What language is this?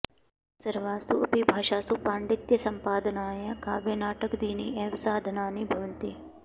Sanskrit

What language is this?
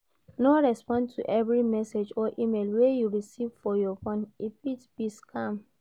Nigerian Pidgin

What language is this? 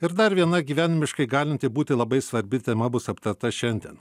Lithuanian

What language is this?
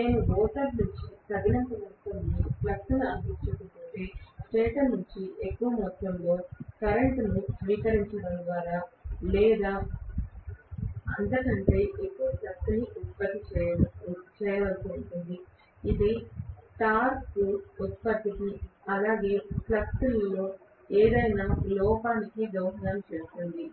Telugu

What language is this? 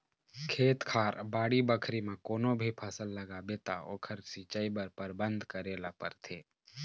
Chhattisgarhi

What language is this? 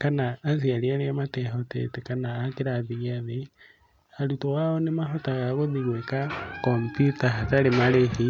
Kikuyu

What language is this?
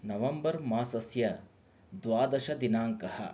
Sanskrit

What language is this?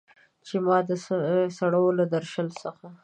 Pashto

